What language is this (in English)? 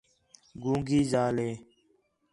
Khetrani